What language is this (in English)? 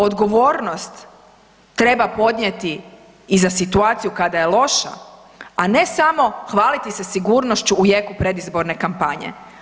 Croatian